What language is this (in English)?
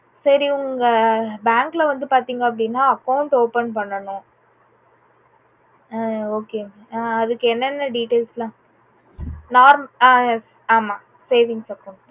Tamil